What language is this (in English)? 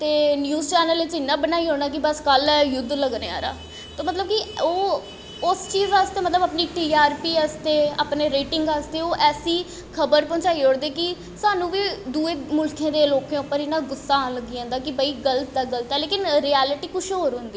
Dogri